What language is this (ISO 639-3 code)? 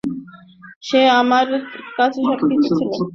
ben